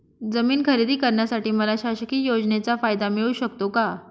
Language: Marathi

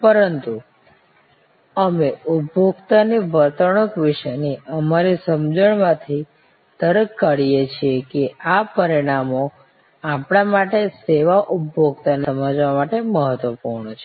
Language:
Gujarati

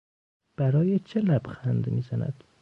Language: Persian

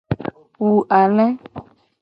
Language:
Gen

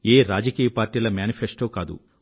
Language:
Telugu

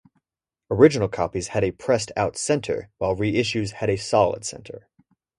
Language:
English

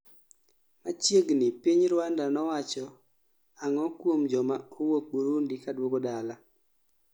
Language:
Luo (Kenya and Tanzania)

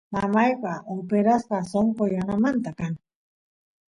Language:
Santiago del Estero Quichua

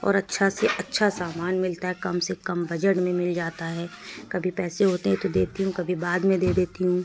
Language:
Urdu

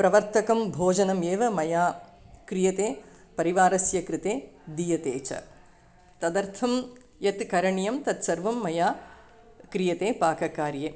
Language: Sanskrit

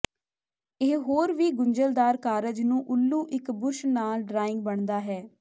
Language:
Punjabi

